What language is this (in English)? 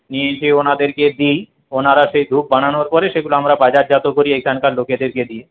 Bangla